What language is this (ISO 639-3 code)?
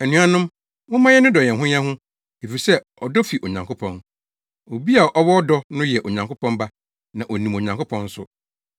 aka